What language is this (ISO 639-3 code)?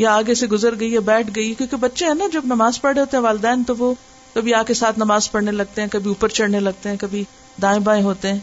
urd